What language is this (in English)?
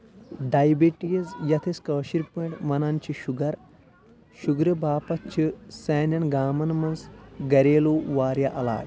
Kashmiri